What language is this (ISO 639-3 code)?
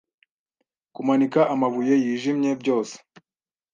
kin